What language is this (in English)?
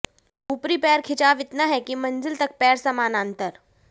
Hindi